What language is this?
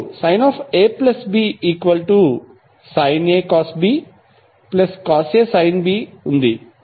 Telugu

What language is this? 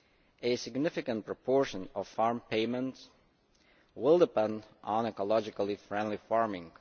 English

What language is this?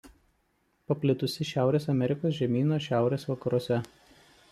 Lithuanian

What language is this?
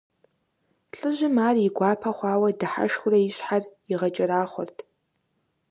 Kabardian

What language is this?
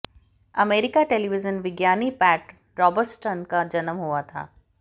Hindi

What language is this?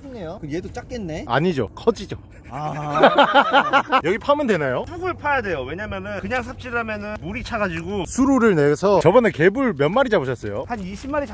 Korean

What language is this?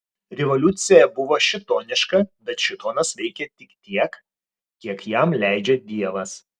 Lithuanian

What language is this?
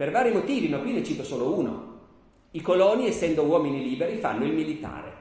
Italian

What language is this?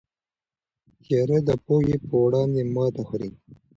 Pashto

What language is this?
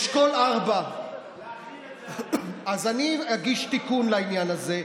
Hebrew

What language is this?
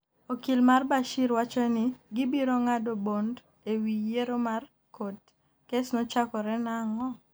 Luo (Kenya and Tanzania)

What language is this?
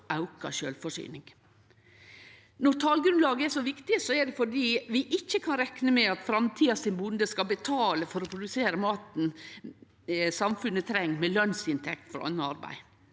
Norwegian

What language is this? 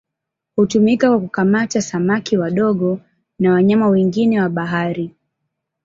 Swahili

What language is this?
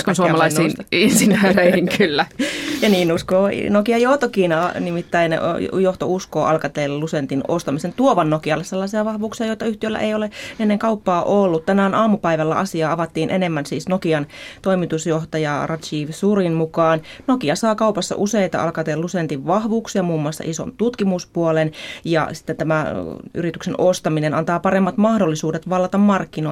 Finnish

